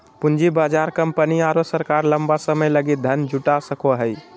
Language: Magahi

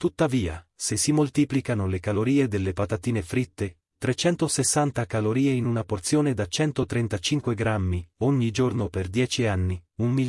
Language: Italian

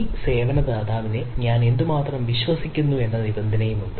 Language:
Malayalam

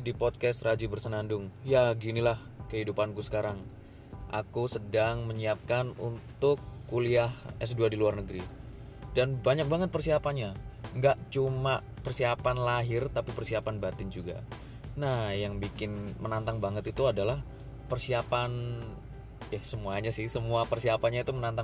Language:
Indonesian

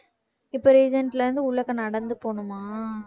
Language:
Tamil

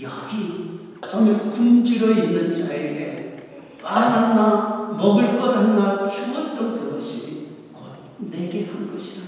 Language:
Korean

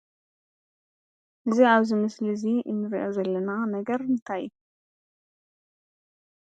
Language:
Tigrinya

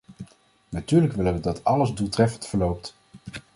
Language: Dutch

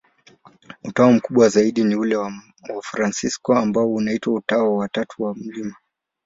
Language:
Swahili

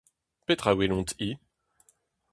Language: Breton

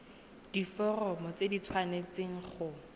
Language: Tswana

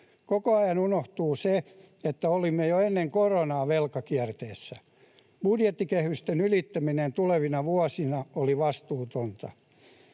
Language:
Finnish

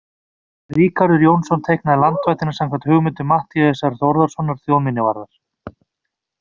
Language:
Icelandic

